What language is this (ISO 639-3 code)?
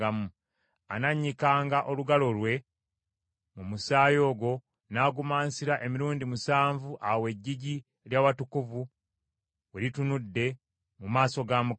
lug